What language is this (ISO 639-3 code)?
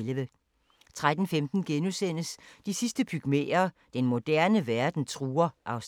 dan